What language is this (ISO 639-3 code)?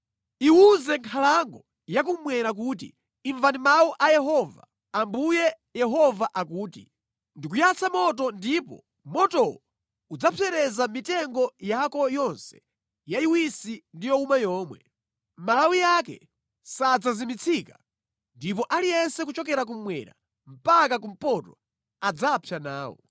nya